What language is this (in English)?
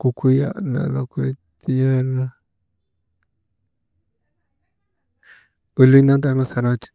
Maba